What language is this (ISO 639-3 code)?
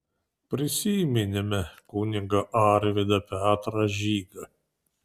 lit